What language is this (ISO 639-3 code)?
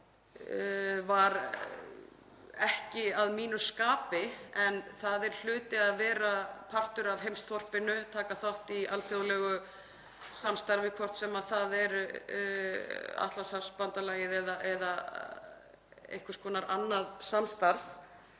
isl